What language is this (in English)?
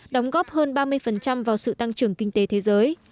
Vietnamese